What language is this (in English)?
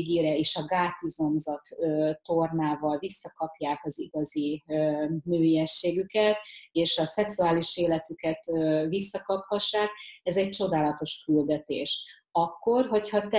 Hungarian